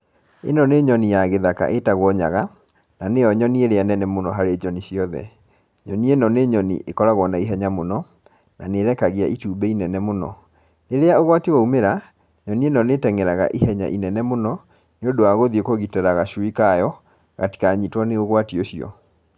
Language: Kikuyu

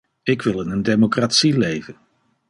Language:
Dutch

